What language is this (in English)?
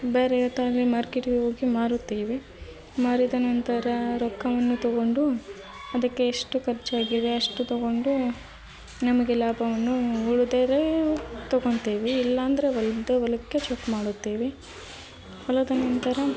Kannada